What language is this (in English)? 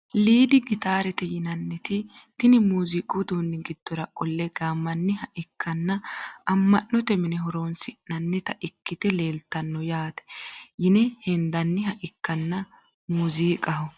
Sidamo